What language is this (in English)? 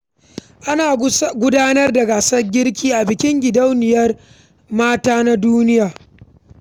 Hausa